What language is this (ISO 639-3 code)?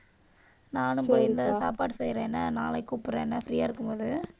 tam